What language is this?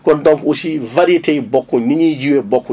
Wolof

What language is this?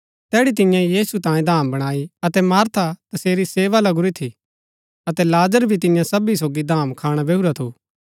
Gaddi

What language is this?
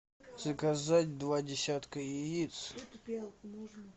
Russian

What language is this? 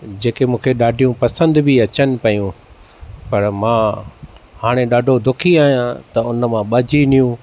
Sindhi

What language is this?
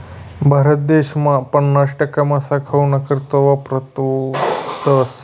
Marathi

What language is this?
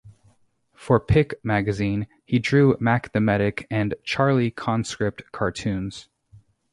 English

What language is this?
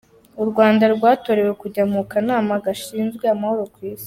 Kinyarwanda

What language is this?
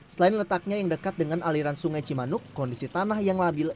Indonesian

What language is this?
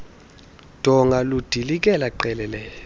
Xhosa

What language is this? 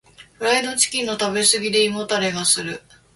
Japanese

